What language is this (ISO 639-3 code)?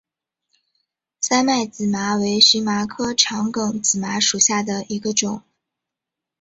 zho